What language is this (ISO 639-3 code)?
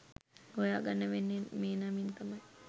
sin